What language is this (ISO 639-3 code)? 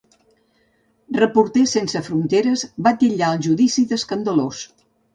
cat